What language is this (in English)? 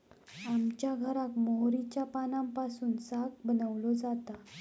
Marathi